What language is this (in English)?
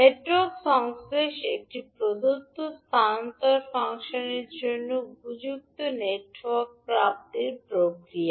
Bangla